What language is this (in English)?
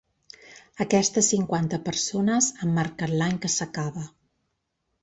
Catalan